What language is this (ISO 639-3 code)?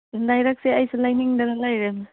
mni